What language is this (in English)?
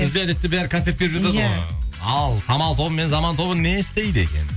Kazakh